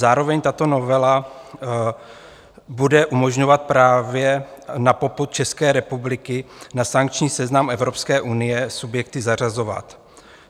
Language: Czech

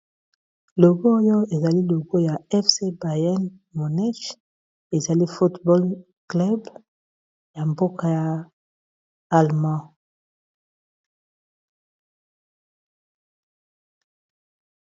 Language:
Lingala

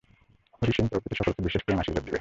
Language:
Bangla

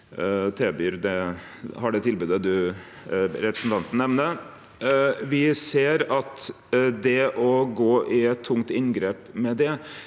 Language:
Norwegian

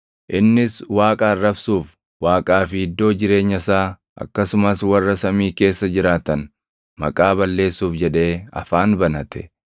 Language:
Oromo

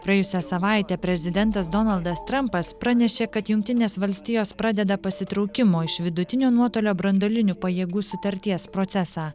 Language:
Lithuanian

